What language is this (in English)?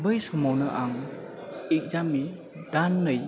Bodo